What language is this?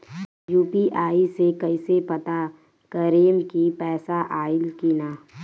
Bhojpuri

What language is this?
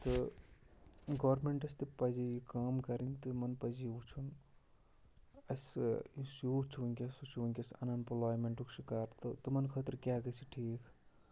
Kashmiri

